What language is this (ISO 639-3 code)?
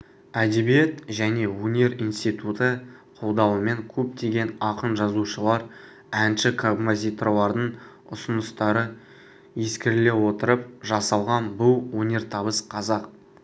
kaz